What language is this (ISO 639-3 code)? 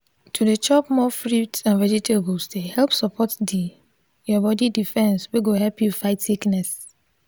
pcm